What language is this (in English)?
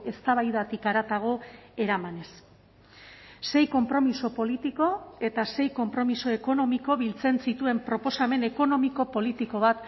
Basque